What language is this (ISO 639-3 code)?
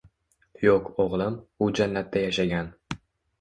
uzb